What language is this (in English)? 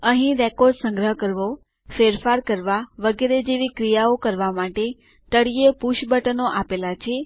Gujarati